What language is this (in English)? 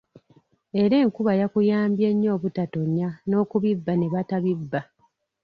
Ganda